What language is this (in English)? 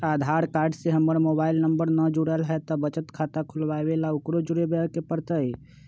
Magahi